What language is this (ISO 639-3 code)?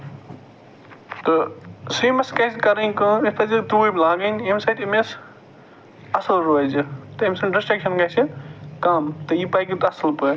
kas